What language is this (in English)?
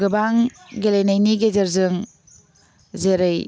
Bodo